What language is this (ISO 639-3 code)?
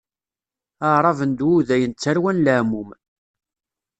kab